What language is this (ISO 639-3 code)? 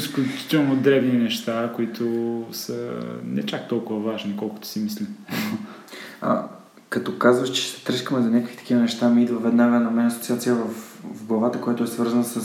bul